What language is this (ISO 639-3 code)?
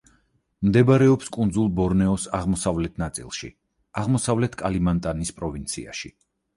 kat